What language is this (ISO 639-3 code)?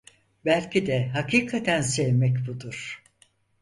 tur